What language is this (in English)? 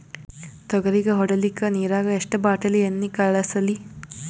Kannada